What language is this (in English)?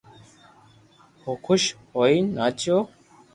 Loarki